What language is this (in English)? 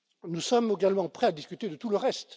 French